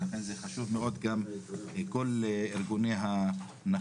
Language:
Hebrew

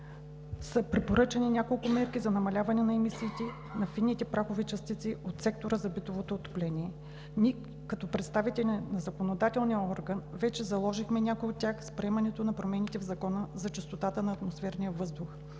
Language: Bulgarian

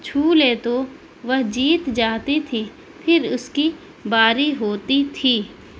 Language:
Urdu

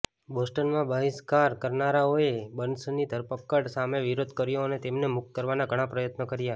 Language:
Gujarati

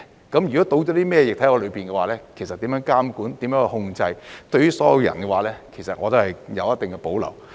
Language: Cantonese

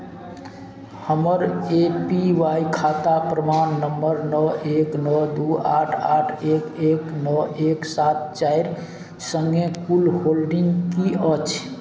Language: Maithili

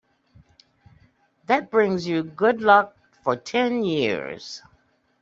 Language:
English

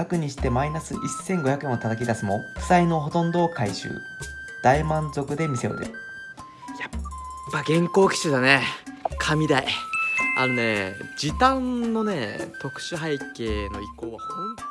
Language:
Japanese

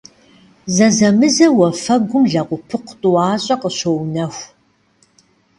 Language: Kabardian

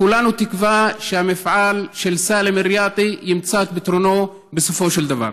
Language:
Hebrew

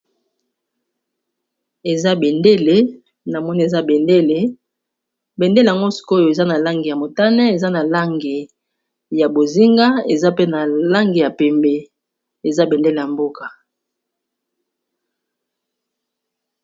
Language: Lingala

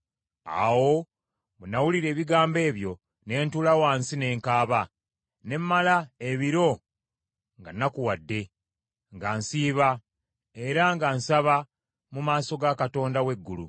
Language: Ganda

